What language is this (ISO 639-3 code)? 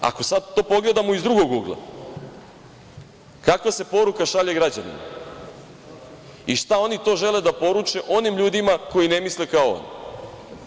srp